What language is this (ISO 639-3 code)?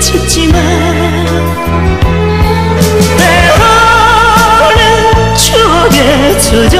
kor